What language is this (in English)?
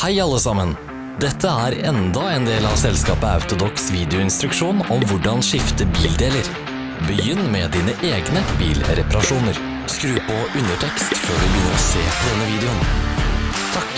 Norwegian